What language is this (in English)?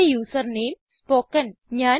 Malayalam